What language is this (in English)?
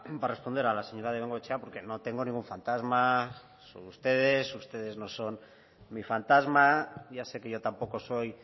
Spanish